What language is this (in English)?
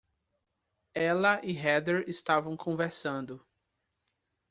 Portuguese